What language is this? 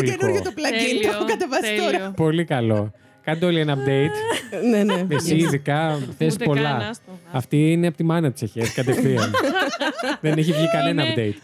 Greek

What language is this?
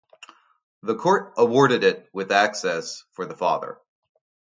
English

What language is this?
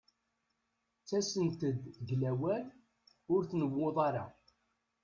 Kabyle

